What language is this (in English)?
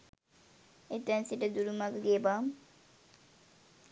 Sinhala